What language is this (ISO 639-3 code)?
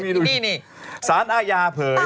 tha